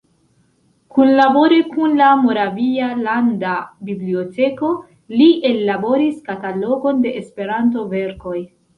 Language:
Esperanto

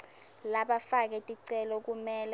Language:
Swati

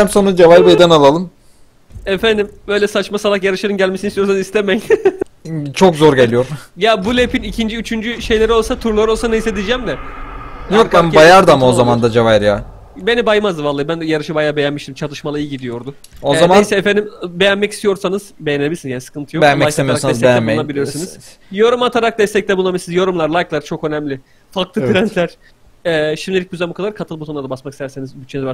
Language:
Turkish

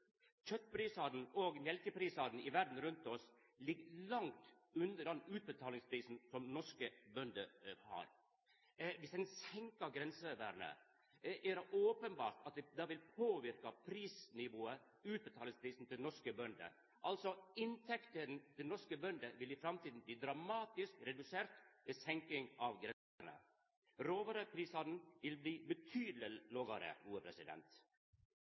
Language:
Norwegian Nynorsk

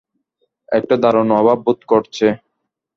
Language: Bangla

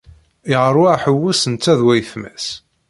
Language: Kabyle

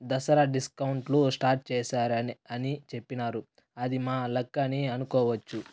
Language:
Telugu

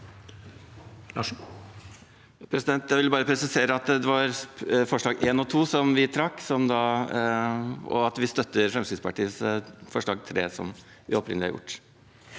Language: Norwegian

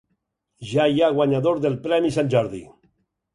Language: Catalan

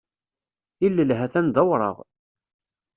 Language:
Kabyle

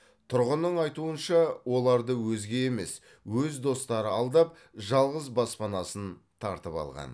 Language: Kazakh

